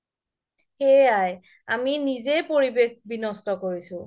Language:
Assamese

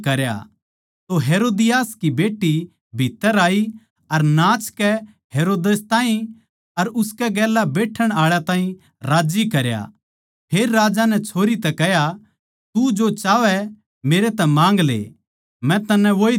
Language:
Haryanvi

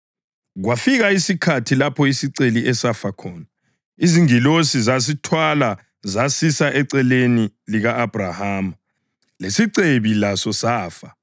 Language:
North Ndebele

